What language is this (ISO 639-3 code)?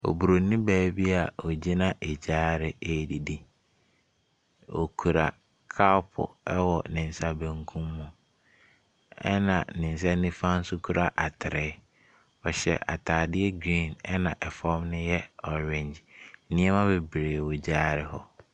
aka